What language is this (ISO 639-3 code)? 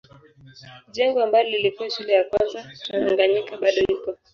swa